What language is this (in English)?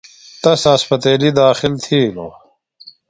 Phalura